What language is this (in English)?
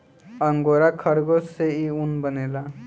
Bhojpuri